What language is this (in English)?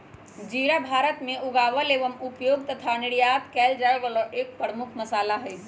Magahi